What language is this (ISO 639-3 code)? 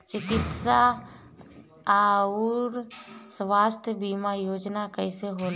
bho